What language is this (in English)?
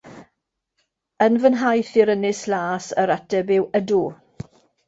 Welsh